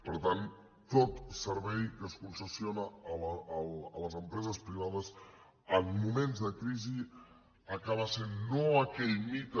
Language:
Catalan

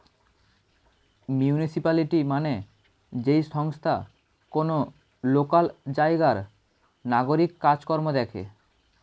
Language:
Bangla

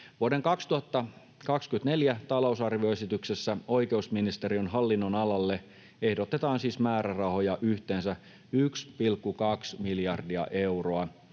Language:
Finnish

